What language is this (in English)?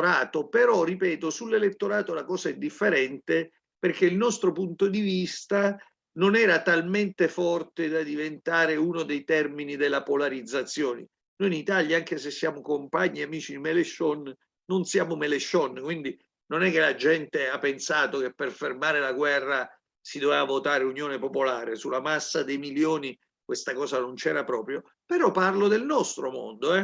Italian